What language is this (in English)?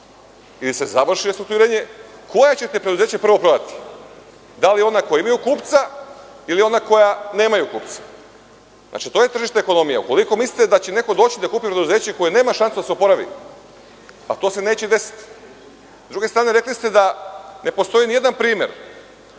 Serbian